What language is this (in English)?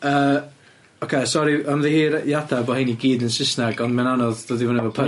Welsh